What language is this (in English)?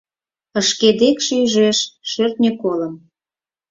Mari